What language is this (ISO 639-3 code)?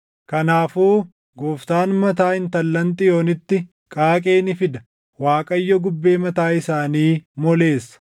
orm